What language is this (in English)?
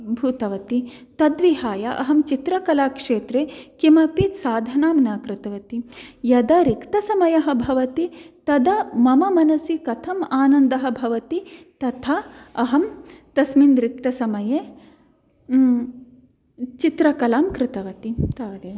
Sanskrit